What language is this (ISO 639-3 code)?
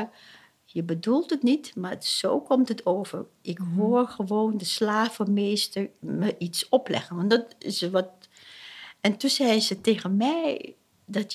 nld